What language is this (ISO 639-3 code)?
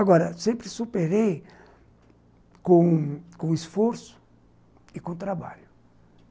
por